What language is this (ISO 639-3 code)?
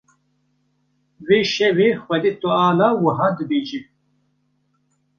kur